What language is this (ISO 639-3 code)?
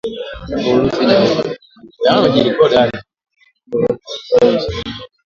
swa